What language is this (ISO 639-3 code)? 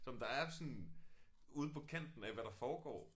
dan